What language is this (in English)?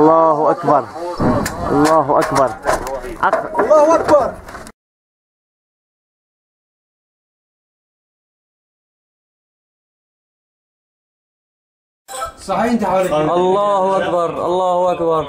Arabic